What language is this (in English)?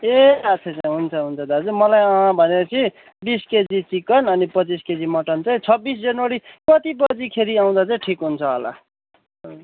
Nepali